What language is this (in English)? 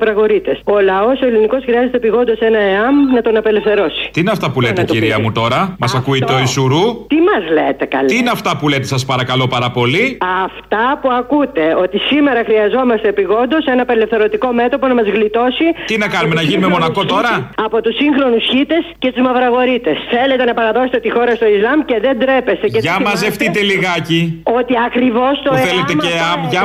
Greek